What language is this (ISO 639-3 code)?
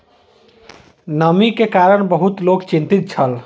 mai